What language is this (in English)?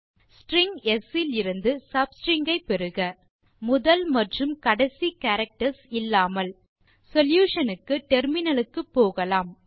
Tamil